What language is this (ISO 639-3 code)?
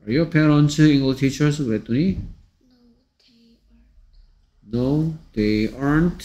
kor